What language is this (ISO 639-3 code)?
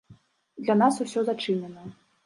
bel